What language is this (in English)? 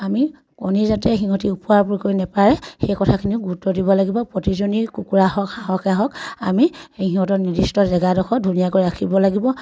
Assamese